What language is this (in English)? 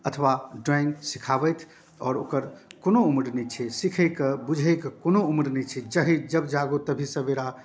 Maithili